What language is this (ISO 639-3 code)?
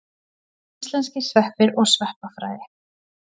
isl